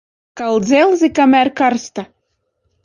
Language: Latvian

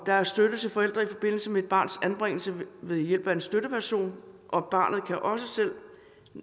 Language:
Danish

